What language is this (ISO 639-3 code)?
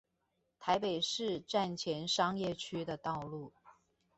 zho